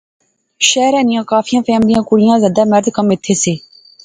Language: Pahari-Potwari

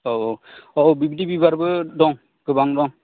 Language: Bodo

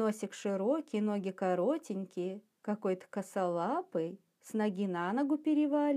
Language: Russian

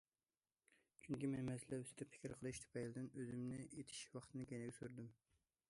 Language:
Uyghur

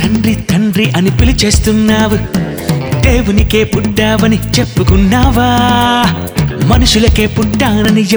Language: Telugu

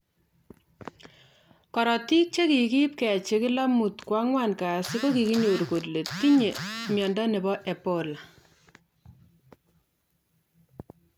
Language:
Kalenjin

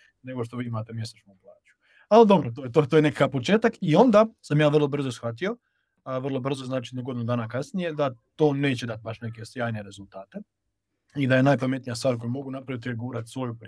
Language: Croatian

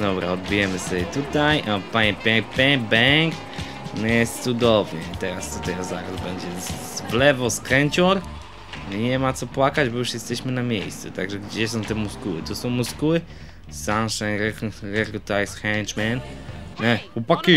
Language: Polish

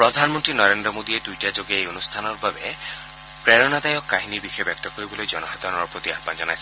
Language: Assamese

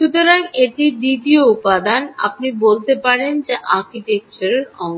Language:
Bangla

